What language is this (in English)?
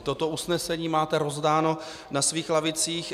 Czech